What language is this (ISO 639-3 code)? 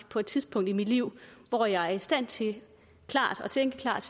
dan